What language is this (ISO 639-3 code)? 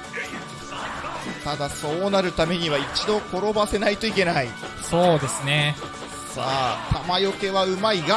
jpn